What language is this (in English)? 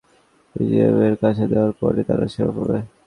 Bangla